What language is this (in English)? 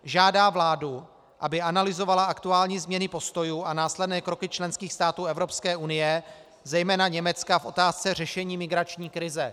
Czech